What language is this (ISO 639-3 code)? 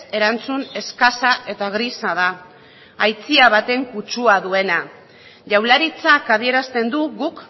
eus